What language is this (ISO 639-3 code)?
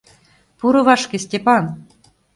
chm